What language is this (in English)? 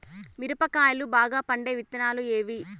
Telugu